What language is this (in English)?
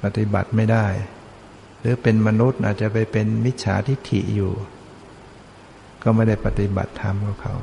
Thai